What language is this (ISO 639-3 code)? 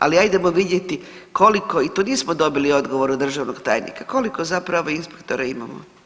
hrv